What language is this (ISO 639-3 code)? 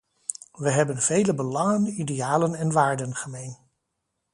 nld